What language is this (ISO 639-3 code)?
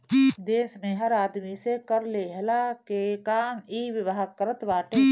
bho